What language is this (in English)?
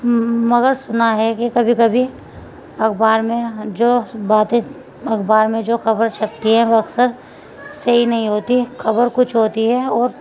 Urdu